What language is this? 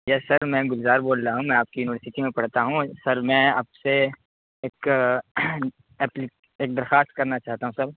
Urdu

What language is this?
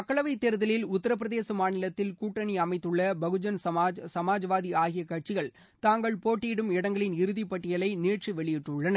Tamil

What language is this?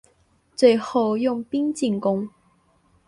Chinese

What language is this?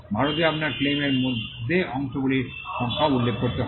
Bangla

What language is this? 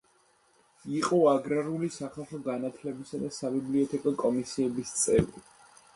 Georgian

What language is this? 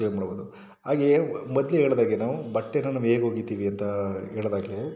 Kannada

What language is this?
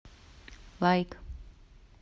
Russian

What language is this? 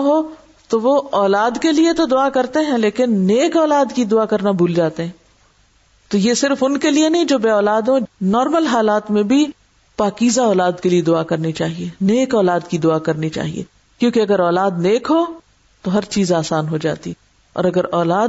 Urdu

